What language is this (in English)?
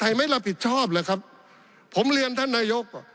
Thai